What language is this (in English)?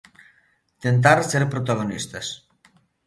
Galician